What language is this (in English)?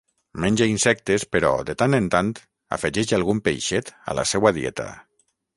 Catalan